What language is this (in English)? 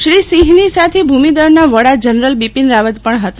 Gujarati